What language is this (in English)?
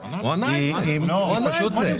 Hebrew